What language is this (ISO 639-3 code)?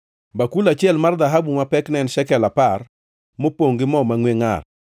luo